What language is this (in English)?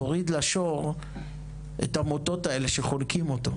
Hebrew